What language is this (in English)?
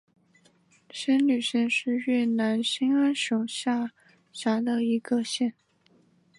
Chinese